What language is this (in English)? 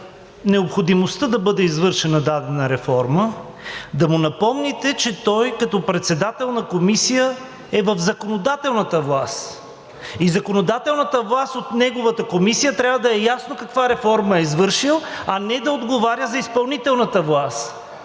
Bulgarian